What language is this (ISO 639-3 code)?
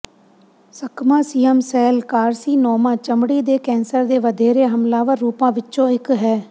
pan